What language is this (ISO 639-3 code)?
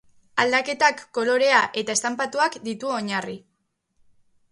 eus